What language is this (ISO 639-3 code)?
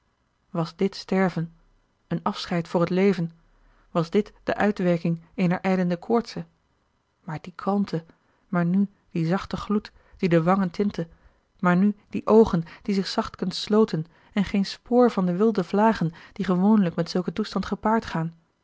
nld